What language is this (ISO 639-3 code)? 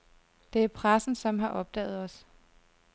dan